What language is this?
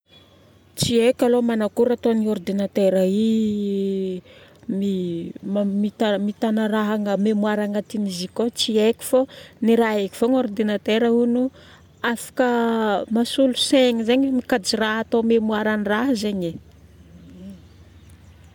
Northern Betsimisaraka Malagasy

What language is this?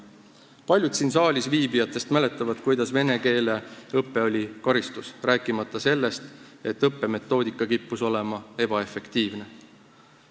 Estonian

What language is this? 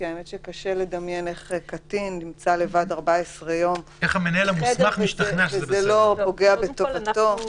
Hebrew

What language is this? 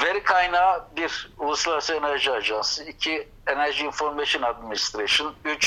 Turkish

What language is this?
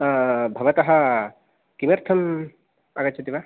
Sanskrit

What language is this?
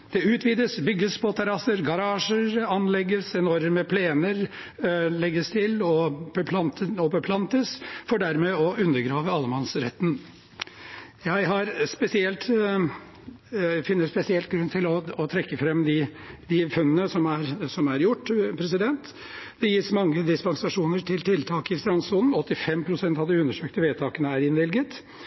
Norwegian Bokmål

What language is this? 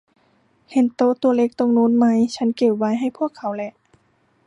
Thai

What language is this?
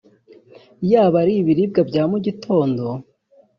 Kinyarwanda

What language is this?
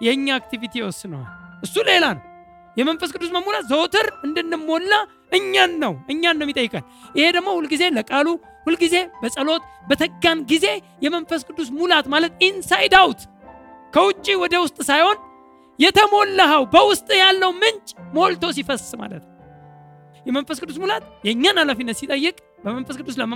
Amharic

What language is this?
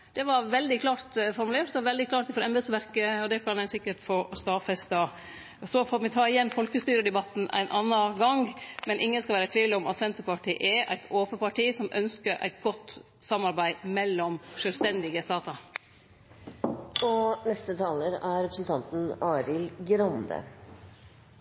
Norwegian Nynorsk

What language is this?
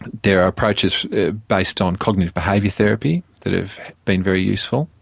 English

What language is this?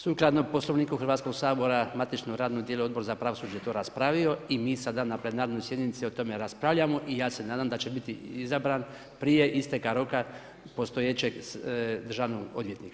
Croatian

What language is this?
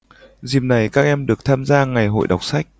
Vietnamese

